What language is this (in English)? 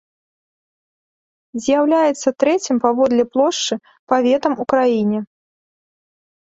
Belarusian